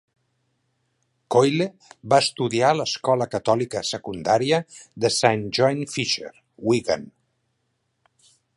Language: Catalan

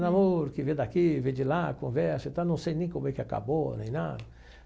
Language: Portuguese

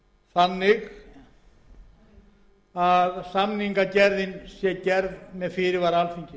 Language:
Icelandic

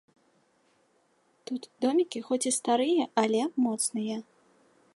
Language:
Belarusian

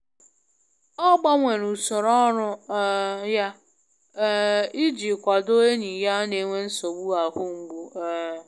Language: Igbo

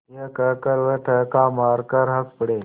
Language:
Hindi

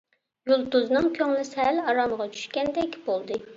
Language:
Uyghur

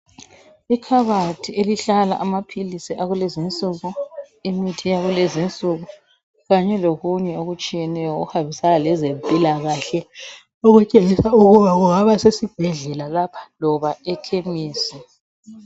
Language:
North Ndebele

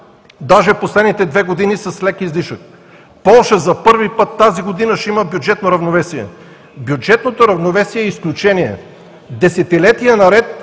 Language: Bulgarian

